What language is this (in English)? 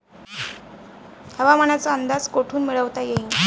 Marathi